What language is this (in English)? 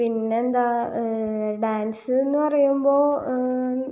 Malayalam